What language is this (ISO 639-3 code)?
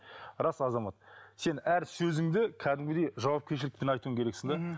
kaz